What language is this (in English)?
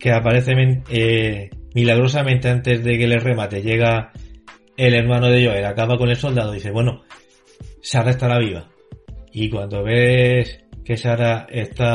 Spanish